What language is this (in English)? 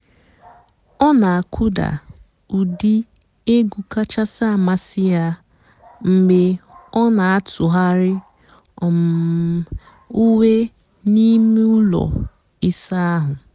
Igbo